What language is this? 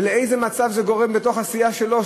Hebrew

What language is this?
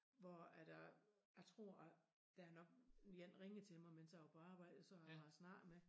Danish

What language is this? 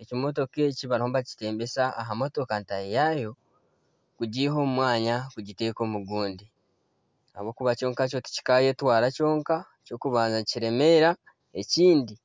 Nyankole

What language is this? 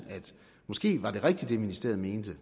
Danish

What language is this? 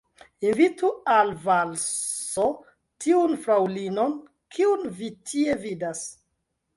Esperanto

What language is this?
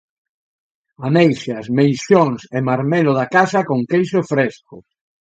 Galician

